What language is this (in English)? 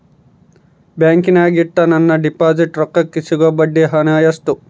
Kannada